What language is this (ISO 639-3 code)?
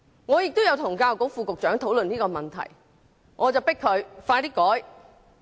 yue